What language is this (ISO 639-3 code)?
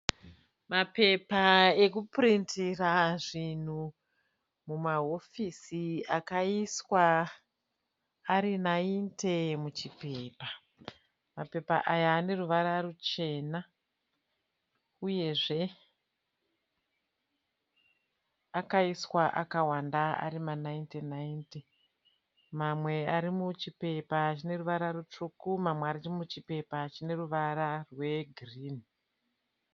sna